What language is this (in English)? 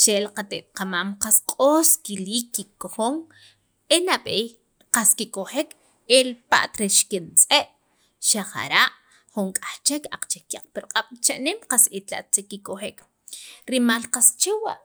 Sacapulteco